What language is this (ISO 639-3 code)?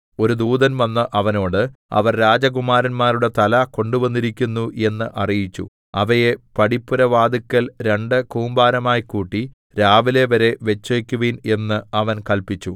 mal